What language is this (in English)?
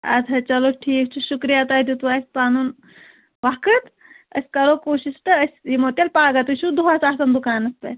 Kashmiri